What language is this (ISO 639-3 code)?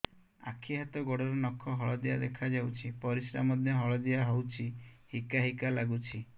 ori